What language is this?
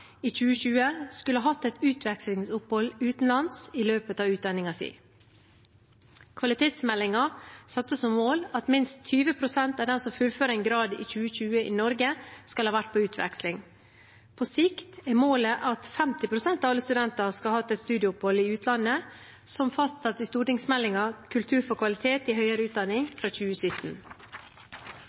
Norwegian Bokmål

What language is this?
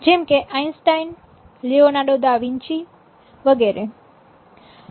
Gujarati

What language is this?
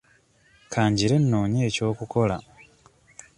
Ganda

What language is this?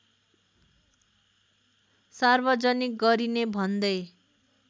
Nepali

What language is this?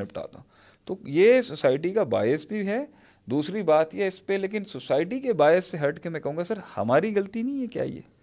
Urdu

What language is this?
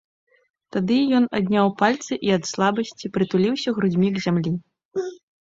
Belarusian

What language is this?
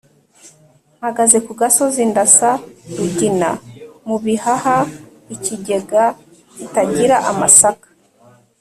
Kinyarwanda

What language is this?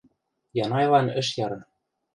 Western Mari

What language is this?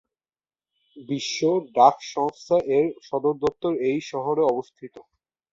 Bangla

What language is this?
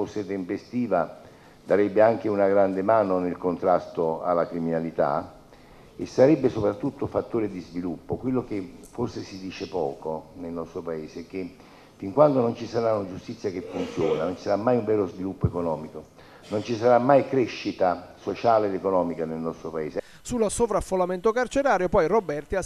Italian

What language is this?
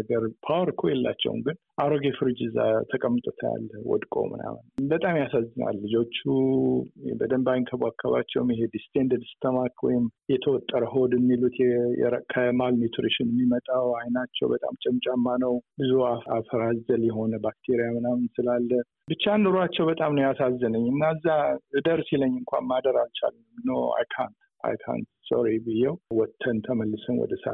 Amharic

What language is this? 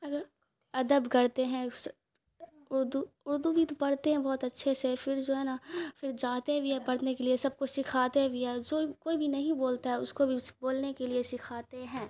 Urdu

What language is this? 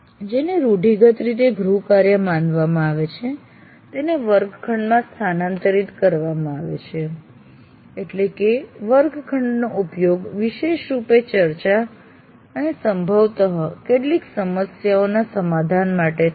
Gujarati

